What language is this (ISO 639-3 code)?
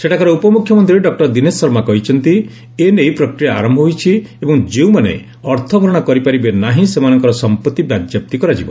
ori